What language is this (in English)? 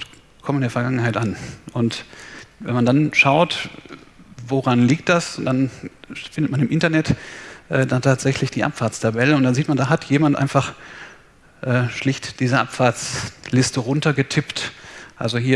German